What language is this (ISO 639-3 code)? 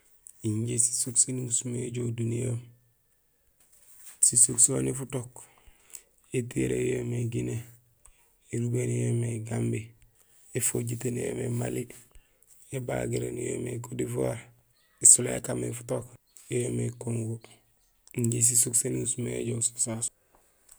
gsl